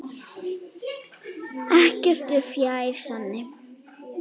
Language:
Icelandic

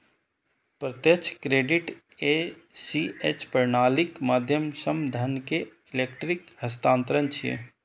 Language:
Maithili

